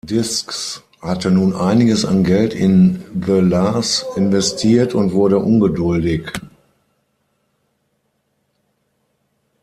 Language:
German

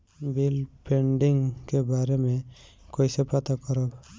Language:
Bhojpuri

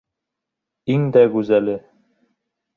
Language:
Bashkir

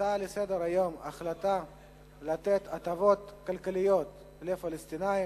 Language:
Hebrew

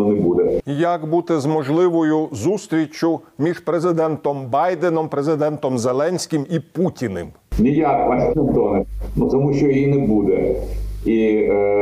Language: Ukrainian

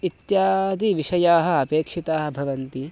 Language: Sanskrit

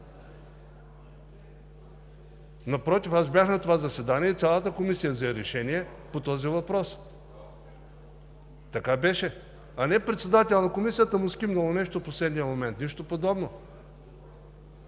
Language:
Bulgarian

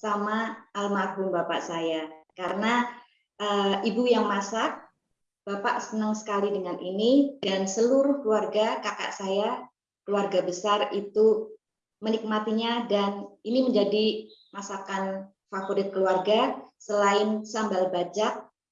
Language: Indonesian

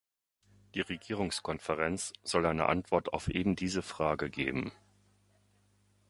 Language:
German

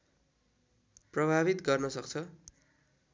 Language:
Nepali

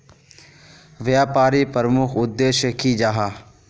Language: Magahi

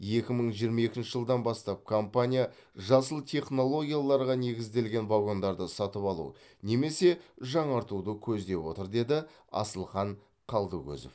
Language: Kazakh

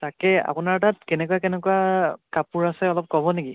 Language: Assamese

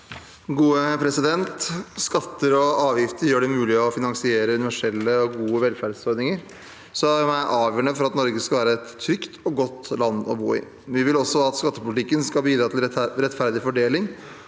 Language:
Norwegian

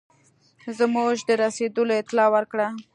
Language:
Pashto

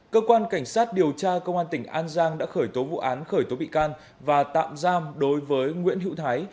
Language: Vietnamese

